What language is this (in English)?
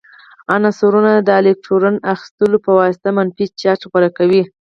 Pashto